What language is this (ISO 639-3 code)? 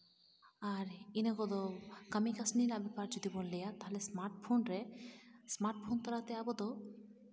sat